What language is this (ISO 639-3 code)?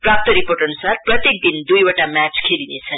nep